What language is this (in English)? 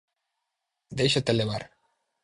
Galician